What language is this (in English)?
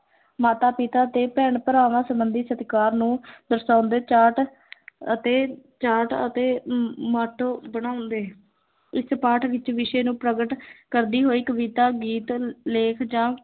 Punjabi